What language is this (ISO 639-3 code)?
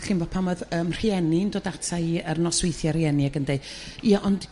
cym